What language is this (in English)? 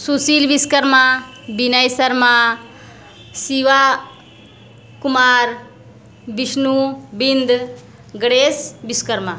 Hindi